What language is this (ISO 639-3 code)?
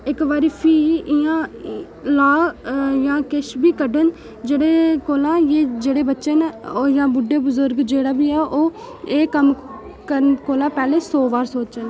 doi